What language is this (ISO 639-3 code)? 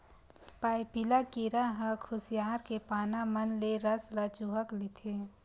hne